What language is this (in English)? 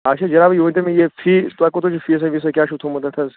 Kashmiri